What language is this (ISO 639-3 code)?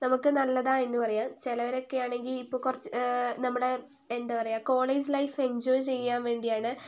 mal